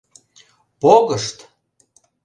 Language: Mari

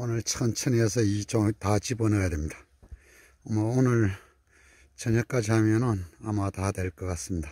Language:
Korean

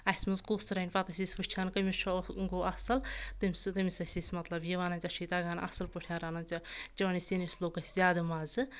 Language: Kashmiri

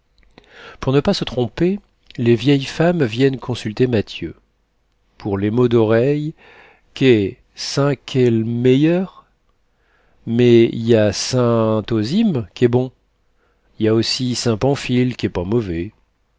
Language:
French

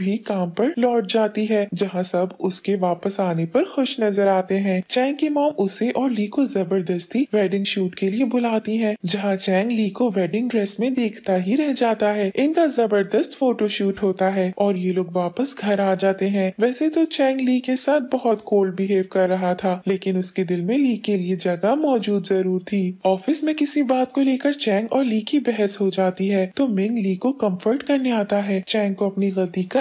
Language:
Hindi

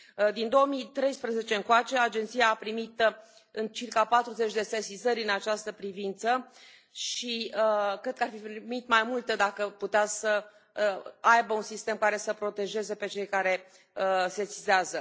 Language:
Romanian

